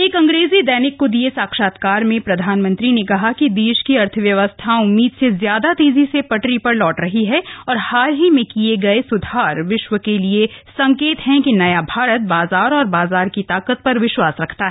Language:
Hindi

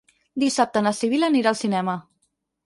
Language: Catalan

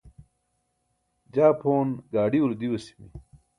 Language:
Burushaski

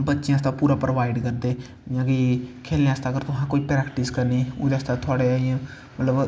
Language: Dogri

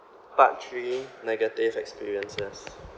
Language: English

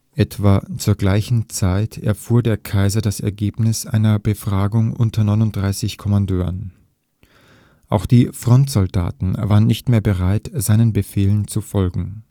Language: German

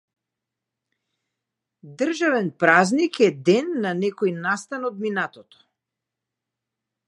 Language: Macedonian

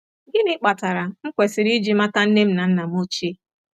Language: Igbo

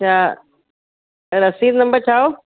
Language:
Sindhi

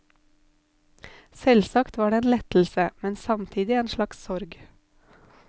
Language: Norwegian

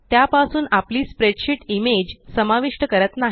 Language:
Marathi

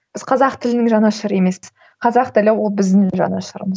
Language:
Kazakh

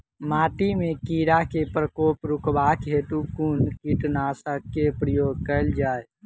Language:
Maithili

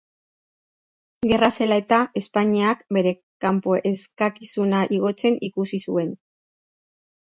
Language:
Basque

